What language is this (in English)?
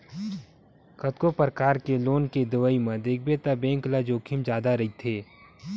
Chhattisgarhi